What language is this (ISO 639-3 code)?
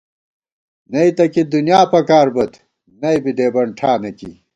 gwt